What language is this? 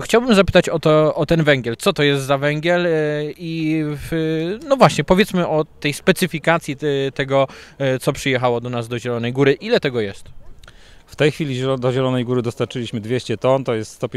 Polish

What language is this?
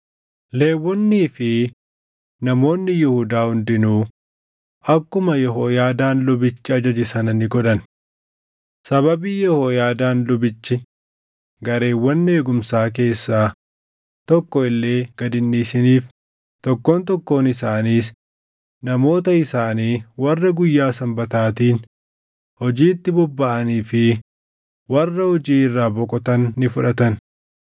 Oromo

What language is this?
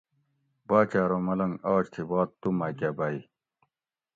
Gawri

